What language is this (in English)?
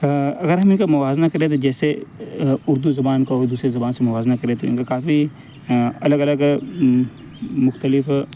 Urdu